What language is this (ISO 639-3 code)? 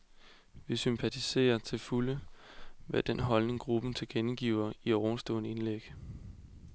dan